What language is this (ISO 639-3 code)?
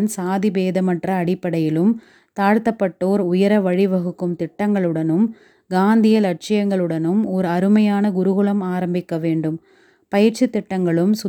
tam